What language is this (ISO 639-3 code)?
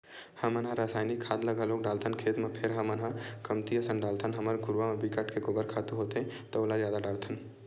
hne